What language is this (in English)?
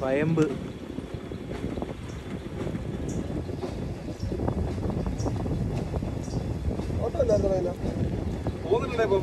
Indonesian